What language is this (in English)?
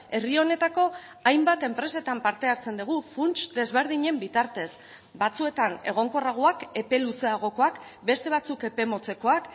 Basque